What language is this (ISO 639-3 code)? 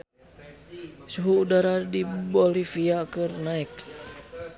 sun